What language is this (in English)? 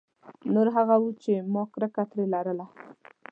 Pashto